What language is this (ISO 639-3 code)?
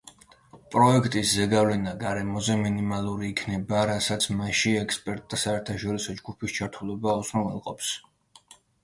kat